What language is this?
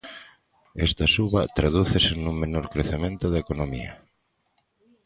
Galician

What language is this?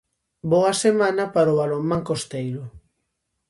Galician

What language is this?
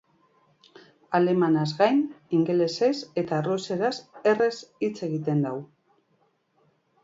Basque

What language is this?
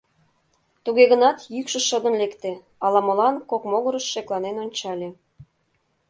Mari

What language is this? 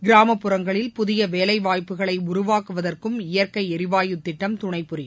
Tamil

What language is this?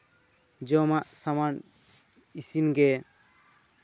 Santali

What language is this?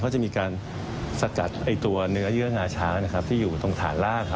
Thai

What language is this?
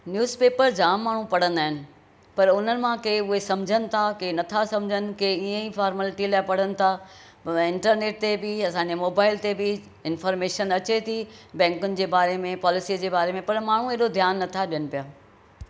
Sindhi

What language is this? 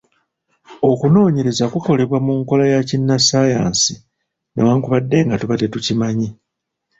Ganda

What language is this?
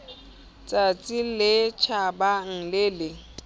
Southern Sotho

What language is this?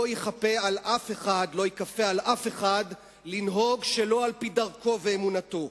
Hebrew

